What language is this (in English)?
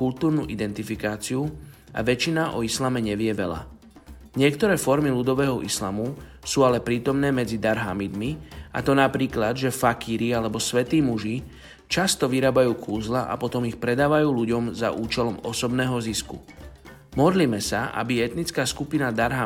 Slovak